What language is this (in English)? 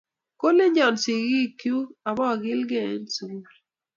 Kalenjin